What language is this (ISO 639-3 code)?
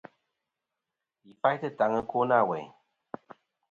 bkm